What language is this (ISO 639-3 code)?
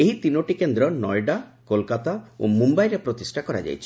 ori